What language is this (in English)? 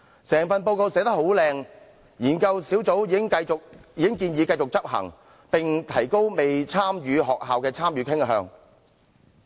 Cantonese